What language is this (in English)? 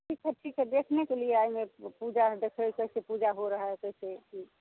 Maithili